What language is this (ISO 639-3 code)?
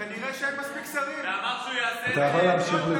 heb